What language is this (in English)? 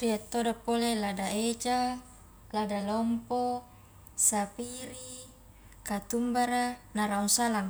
Highland Konjo